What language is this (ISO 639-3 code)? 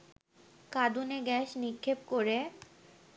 ben